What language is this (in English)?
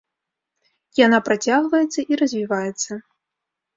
Belarusian